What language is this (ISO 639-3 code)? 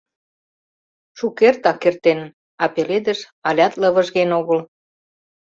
chm